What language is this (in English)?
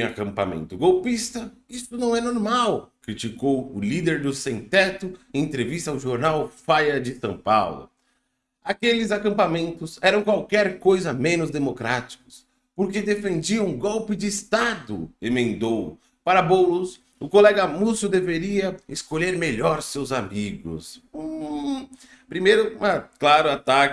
Portuguese